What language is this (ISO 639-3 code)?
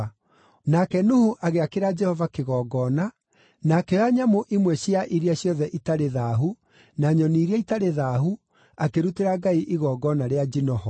kik